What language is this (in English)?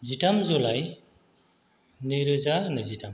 Bodo